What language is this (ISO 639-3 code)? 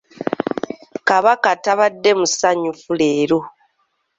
lug